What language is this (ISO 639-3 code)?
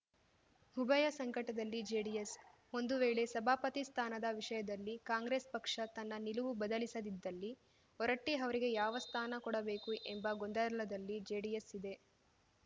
kan